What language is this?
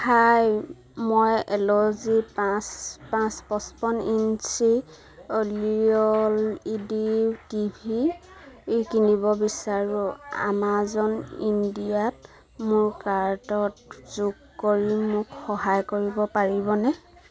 Assamese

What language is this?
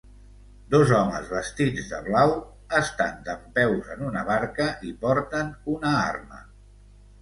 Catalan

